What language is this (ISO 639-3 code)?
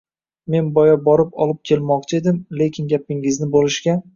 uzb